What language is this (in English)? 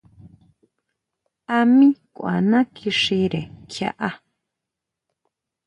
Huautla Mazatec